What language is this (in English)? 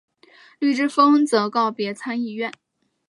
Chinese